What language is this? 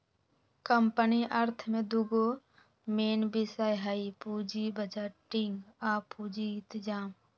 Magahi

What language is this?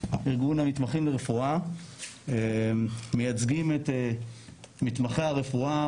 Hebrew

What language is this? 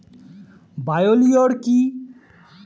Bangla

